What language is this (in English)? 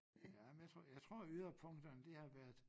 Danish